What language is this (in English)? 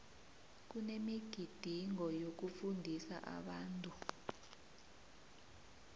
South Ndebele